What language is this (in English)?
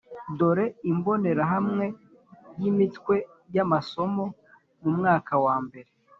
Kinyarwanda